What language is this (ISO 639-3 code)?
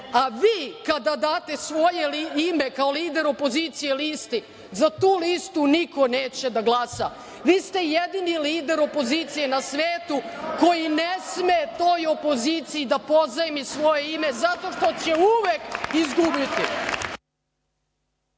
srp